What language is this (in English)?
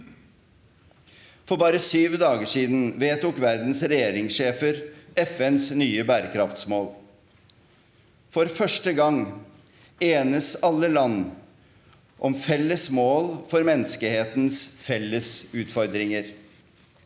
Norwegian